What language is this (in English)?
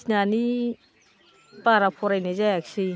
Bodo